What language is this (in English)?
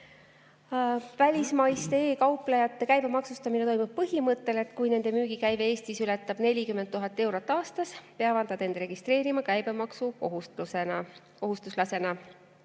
Estonian